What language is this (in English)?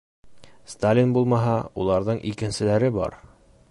Bashkir